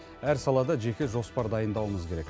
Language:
Kazakh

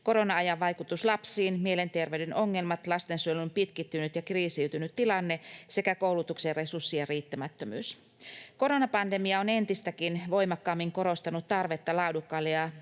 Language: Finnish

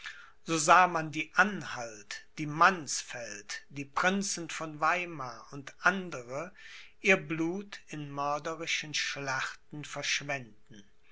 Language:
German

